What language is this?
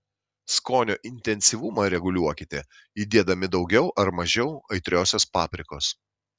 Lithuanian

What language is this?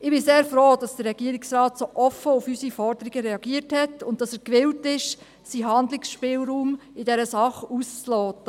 Swiss German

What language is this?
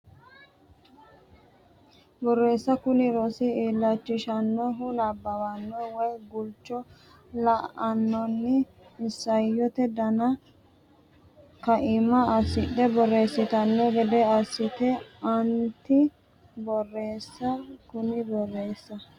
Sidamo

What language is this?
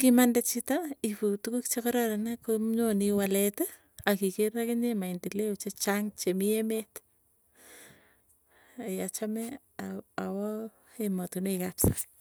Tugen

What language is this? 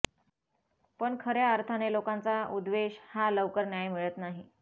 Marathi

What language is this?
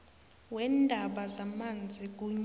South Ndebele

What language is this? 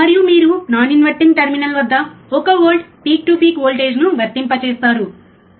Telugu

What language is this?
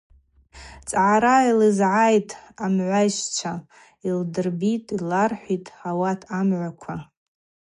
Abaza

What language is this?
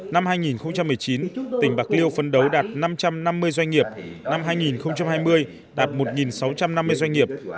Vietnamese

